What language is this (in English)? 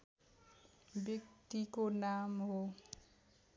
Nepali